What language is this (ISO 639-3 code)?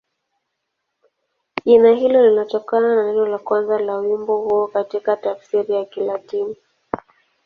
swa